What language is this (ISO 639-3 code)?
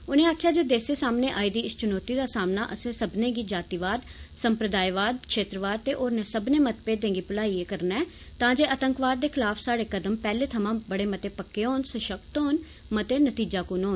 doi